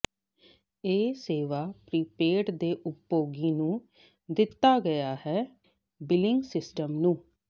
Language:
Punjabi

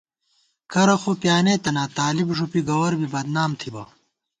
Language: Gawar-Bati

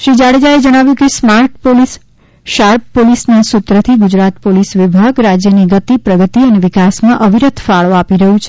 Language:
Gujarati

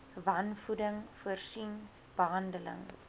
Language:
Afrikaans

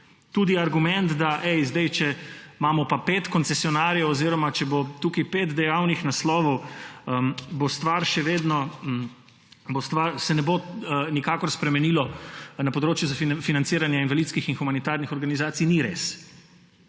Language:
Slovenian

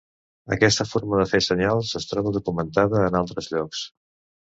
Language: Catalan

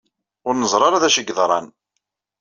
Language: Kabyle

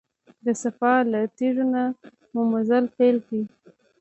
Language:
Pashto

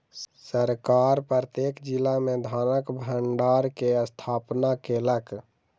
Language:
Maithili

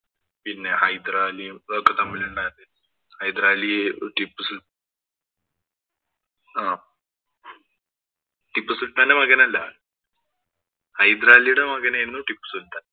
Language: Malayalam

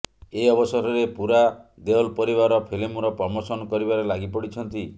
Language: Odia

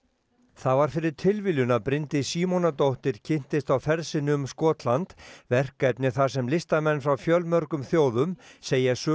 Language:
Icelandic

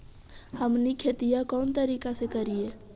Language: Magahi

